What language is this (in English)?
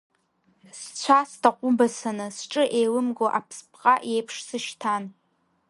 Abkhazian